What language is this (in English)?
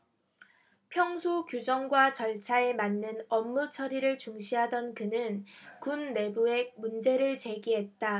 Korean